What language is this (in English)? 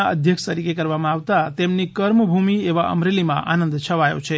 Gujarati